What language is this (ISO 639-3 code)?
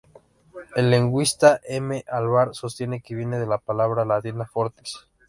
spa